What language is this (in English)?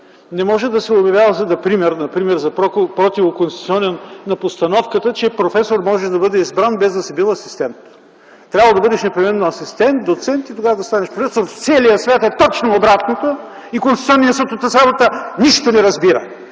Bulgarian